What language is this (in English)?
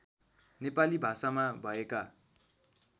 Nepali